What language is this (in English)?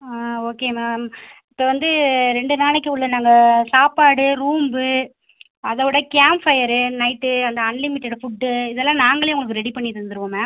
Tamil